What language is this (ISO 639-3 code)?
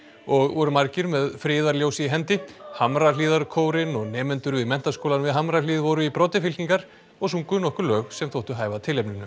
isl